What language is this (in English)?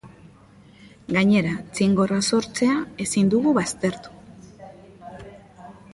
Basque